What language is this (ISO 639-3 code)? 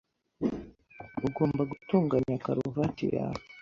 kin